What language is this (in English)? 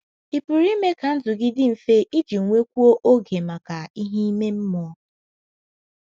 Igbo